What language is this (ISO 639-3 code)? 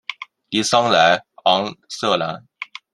zho